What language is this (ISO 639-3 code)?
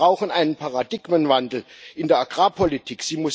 deu